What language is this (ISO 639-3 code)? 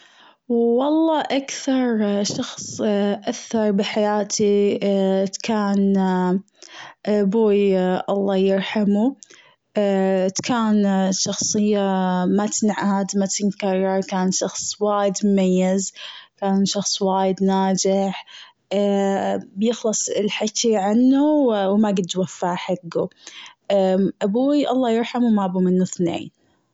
afb